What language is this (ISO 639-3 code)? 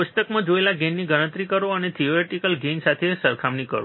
guj